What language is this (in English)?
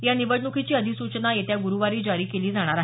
Marathi